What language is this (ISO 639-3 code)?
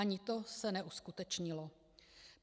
ces